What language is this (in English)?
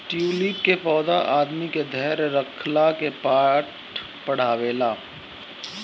Bhojpuri